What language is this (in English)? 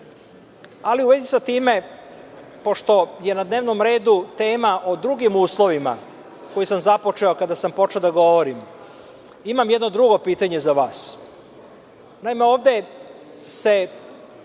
Serbian